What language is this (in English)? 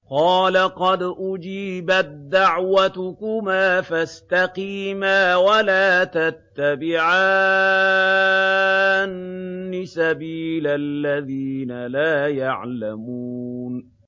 Arabic